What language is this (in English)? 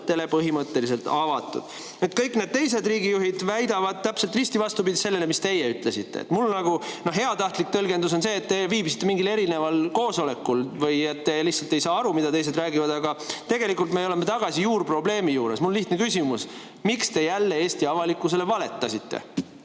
Estonian